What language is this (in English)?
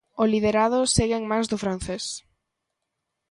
Galician